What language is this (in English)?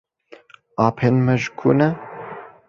Kurdish